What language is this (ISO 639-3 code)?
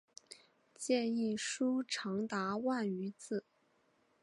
zho